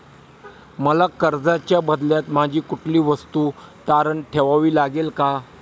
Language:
Marathi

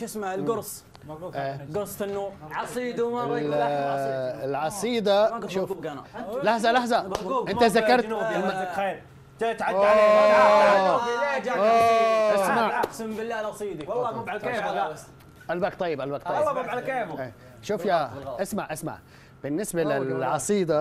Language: Arabic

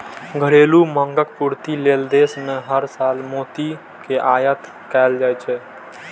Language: Maithili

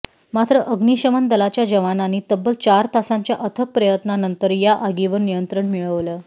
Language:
Marathi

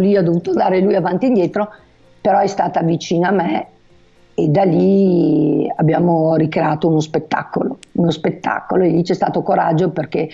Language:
Italian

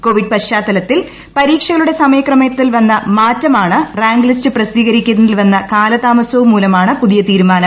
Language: Malayalam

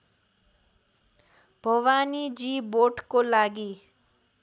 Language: Nepali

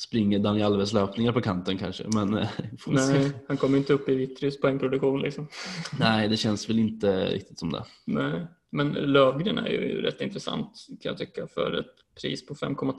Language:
Swedish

